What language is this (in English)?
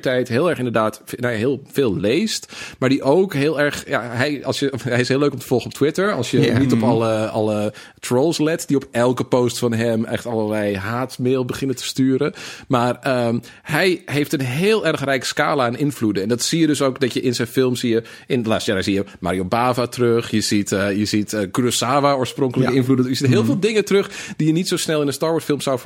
Dutch